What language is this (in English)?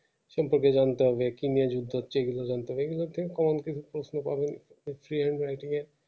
Bangla